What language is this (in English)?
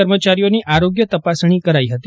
Gujarati